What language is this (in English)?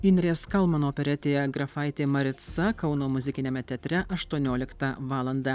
Lithuanian